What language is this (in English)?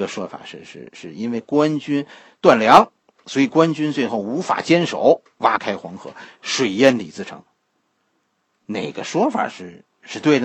Chinese